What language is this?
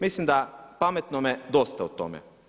Croatian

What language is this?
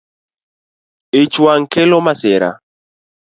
Luo (Kenya and Tanzania)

